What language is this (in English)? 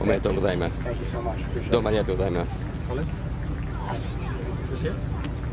Japanese